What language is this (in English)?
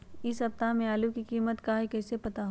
Magahi